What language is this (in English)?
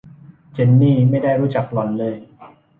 Thai